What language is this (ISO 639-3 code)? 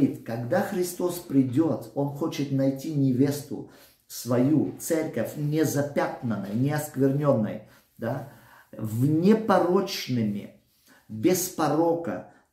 rus